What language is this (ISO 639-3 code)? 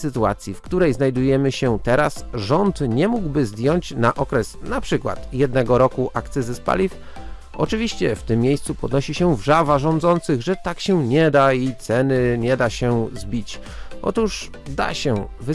pol